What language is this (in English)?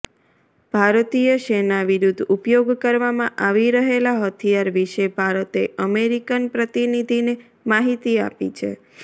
Gujarati